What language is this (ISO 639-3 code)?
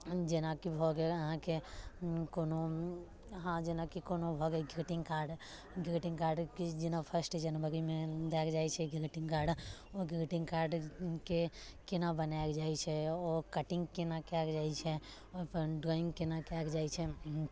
mai